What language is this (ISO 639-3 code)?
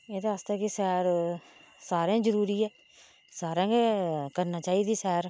doi